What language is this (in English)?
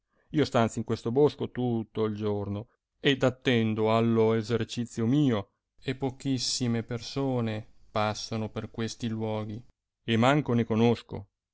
Italian